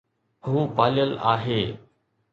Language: Sindhi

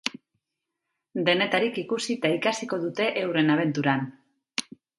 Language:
Basque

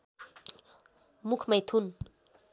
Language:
Nepali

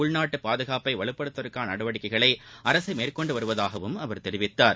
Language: Tamil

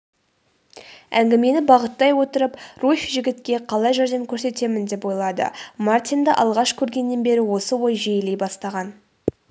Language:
Kazakh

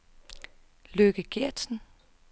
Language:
Danish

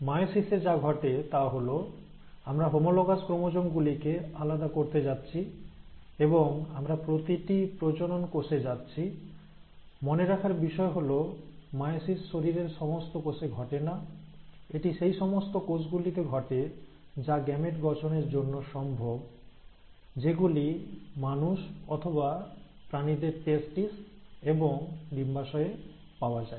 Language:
Bangla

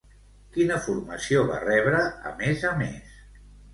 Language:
Catalan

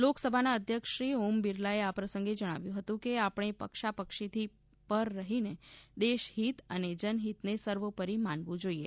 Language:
Gujarati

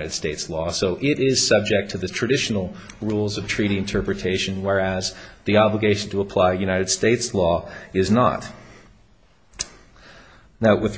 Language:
English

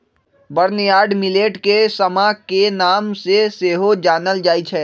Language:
Magahi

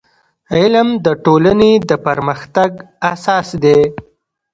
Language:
Pashto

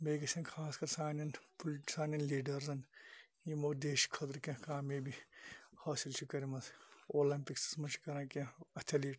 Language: Kashmiri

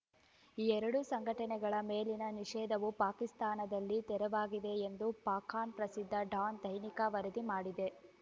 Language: Kannada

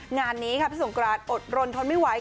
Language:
Thai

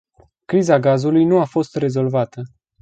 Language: Romanian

